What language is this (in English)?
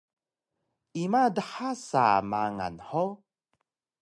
Taroko